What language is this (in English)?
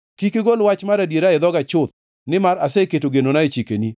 Luo (Kenya and Tanzania)